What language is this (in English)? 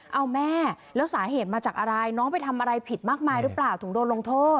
Thai